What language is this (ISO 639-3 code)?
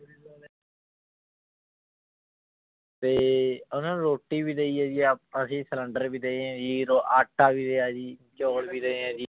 pan